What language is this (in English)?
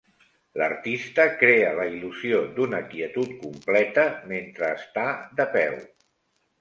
Catalan